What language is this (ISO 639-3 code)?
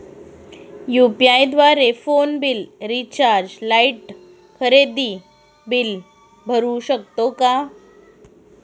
mar